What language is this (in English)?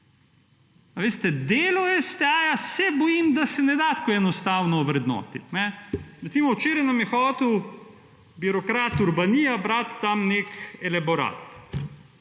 Slovenian